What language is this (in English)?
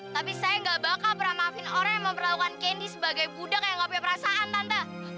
Indonesian